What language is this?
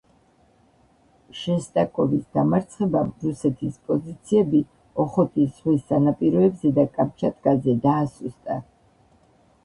Georgian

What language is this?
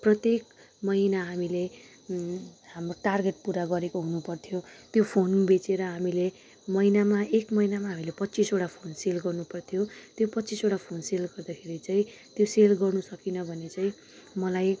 Nepali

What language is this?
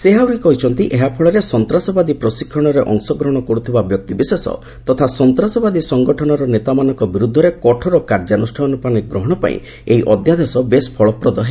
Odia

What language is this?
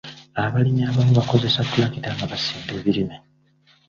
Ganda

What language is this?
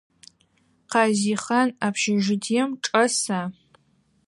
Adyghe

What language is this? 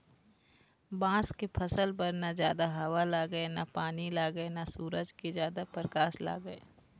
Chhattisgarhi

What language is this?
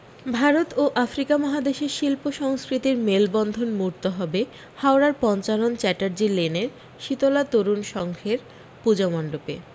Bangla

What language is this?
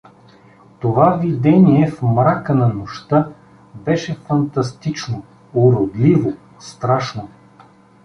Bulgarian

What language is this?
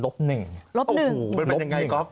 Thai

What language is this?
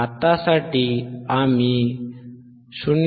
Marathi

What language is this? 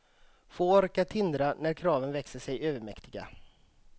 Swedish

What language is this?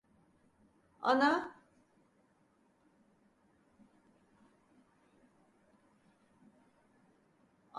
Turkish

